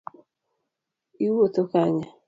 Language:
Luo (Kenya and Tanzania)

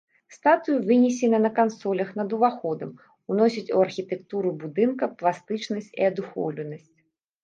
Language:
Belarusian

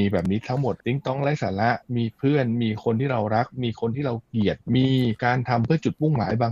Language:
Thai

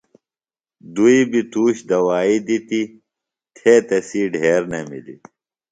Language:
Phalura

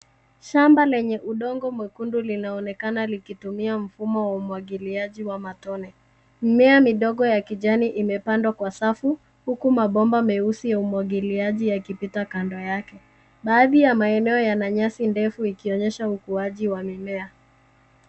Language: Swahili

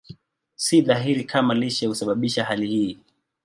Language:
Swahili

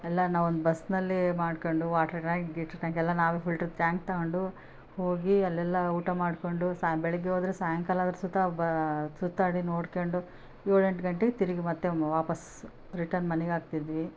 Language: Kannada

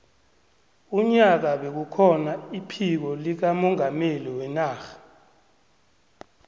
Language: South Ndebele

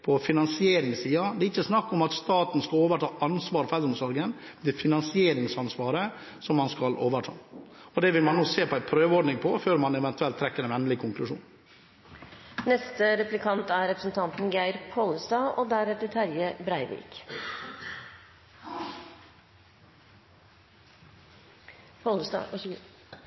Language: Norwegian Bokmål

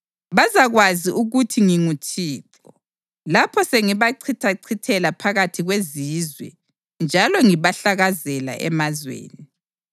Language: North Ndebele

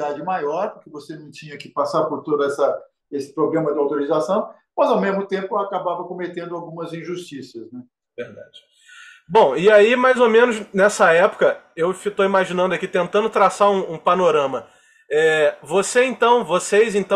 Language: Portuguese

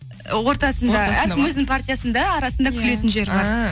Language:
Kazakh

